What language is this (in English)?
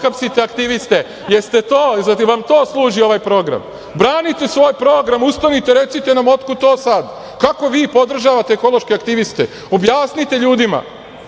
Serbian